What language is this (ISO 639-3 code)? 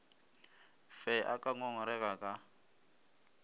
nso